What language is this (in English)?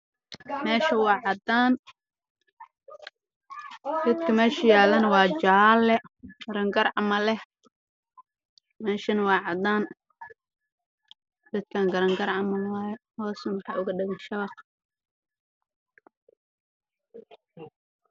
Somali